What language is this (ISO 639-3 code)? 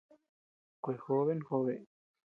cux